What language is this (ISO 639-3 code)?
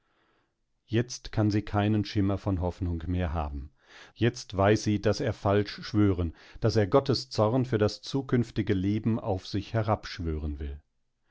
deu